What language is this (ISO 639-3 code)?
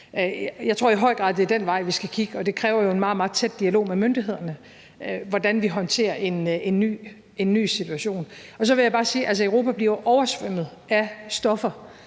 dan